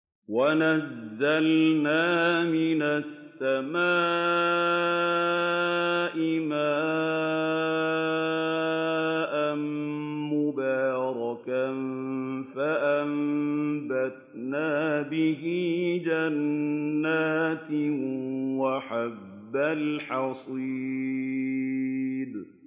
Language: Arabic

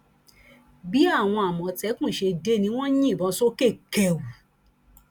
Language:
Yoruba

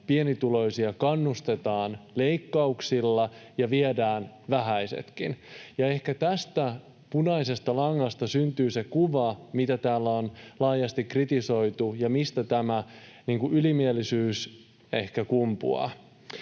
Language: Finnish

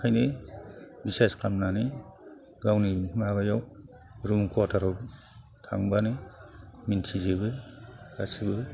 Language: Bodo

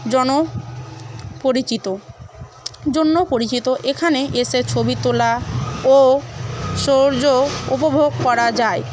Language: Bangla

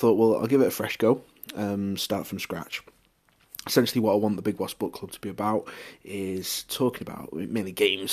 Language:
English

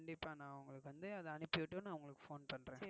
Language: Tamil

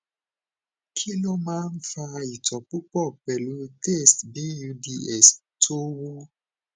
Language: Yoruba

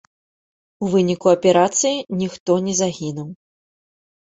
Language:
Belarusian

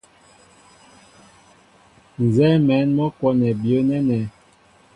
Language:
Mbo (Cameroon)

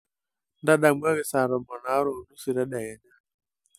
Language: Masai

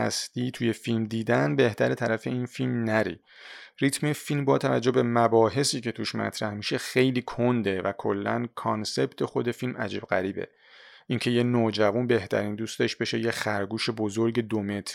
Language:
Persian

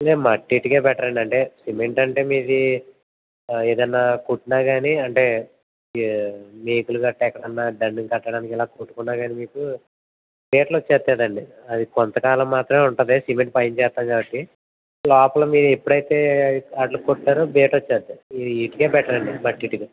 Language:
Telugu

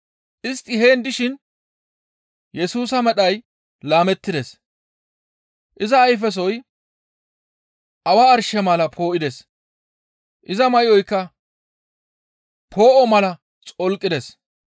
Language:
Gamo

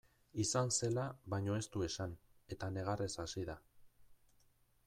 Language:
Basque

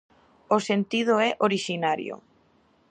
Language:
Galician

